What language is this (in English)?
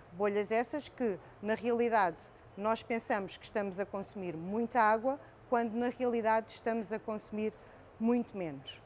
Portuguese